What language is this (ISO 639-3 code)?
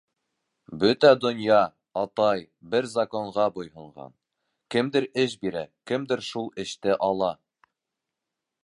bak